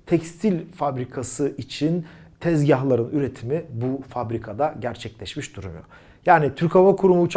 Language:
Turkish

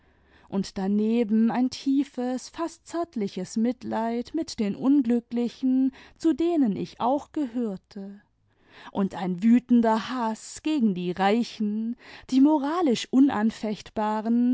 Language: German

